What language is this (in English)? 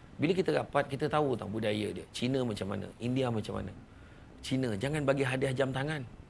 Malay